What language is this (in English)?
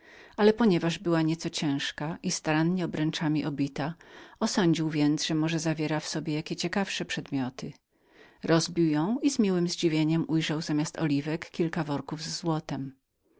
Polish